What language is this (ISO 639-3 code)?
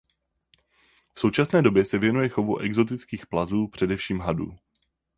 ces